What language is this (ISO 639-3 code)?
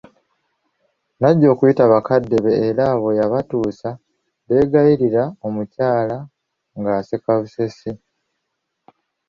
lug